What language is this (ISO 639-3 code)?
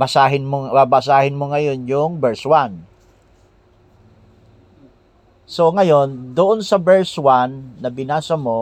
fil